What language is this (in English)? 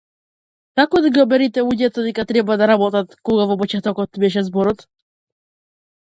Macedonian